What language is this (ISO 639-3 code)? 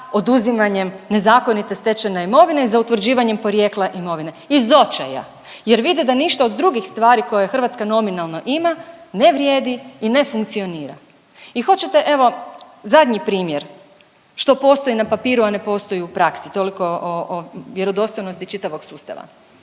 hrv